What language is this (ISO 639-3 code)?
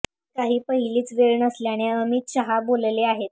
mar